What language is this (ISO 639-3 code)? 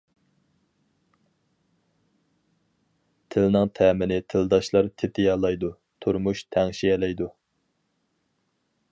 uig